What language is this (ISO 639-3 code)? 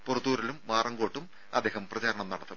mal